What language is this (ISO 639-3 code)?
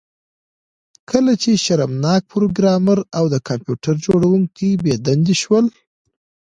pus